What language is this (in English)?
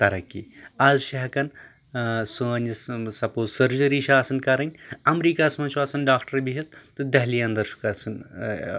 Kashmiri